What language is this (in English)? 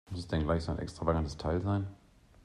German